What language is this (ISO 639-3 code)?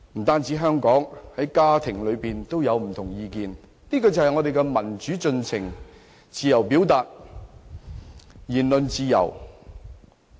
yue